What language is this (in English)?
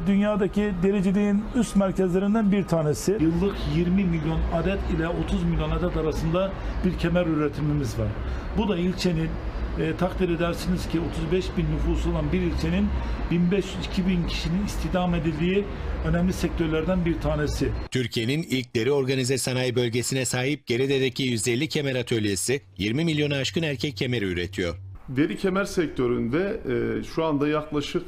Turkish